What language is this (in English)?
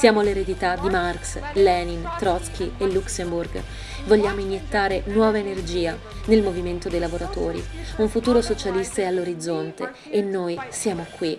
Italian